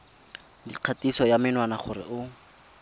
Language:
Tswana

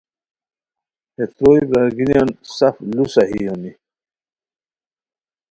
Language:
Khowar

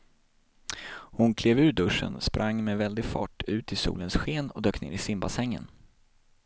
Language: Swedish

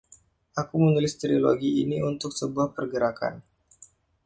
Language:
Indonesian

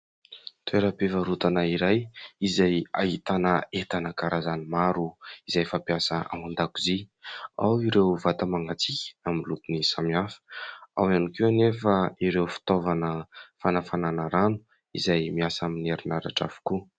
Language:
Malagasy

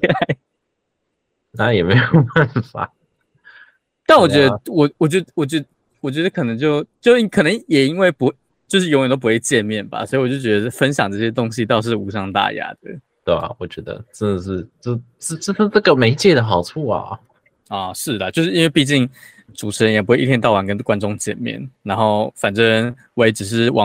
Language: Chinese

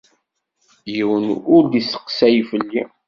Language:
Kabyle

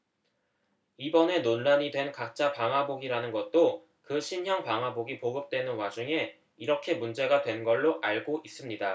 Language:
Korean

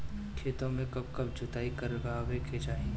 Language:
Bhojpuri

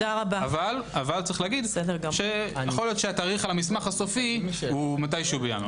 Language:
Hebrew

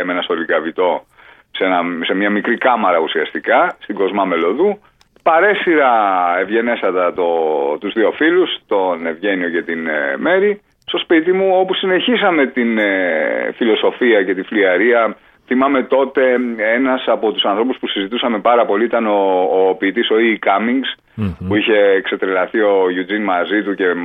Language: Greek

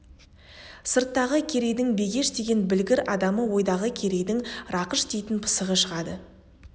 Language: Kazakh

